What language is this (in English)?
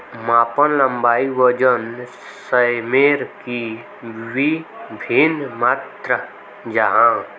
Magahi